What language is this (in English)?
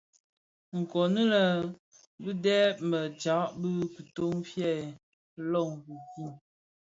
Bafia